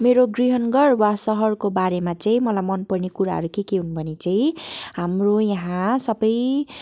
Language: Nepali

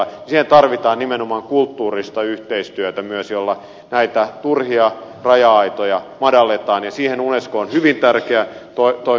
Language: Finnish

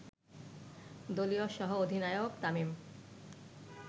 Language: Bangla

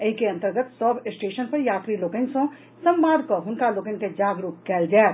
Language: Maithili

